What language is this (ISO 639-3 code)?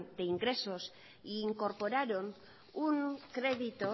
spa